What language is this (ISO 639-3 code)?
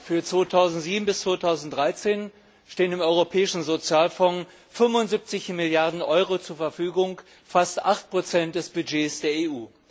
deu